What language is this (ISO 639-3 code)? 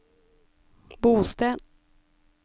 nor